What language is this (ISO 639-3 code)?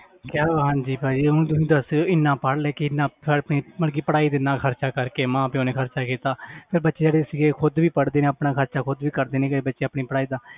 pan